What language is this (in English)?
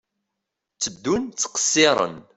Kabyle